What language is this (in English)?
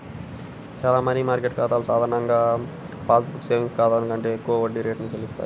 Telugu